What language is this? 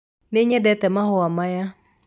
Kikuyu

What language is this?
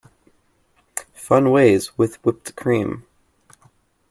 English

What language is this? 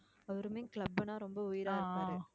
Tamil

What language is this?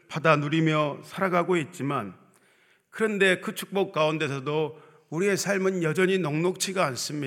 Korean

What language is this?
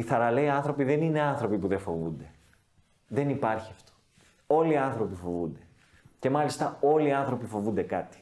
Greek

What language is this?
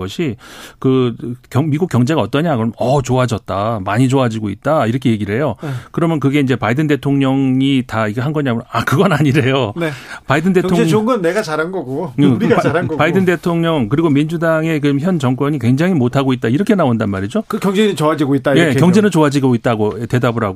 Korean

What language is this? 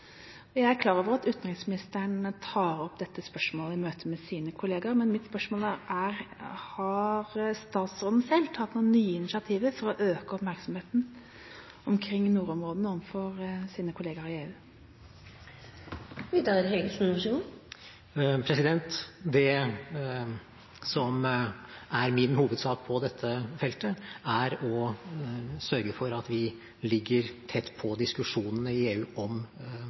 Norwegian Bokmål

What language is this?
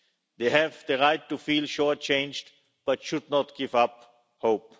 English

